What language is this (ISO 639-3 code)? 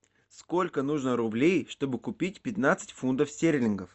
rus